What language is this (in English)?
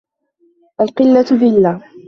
Arabic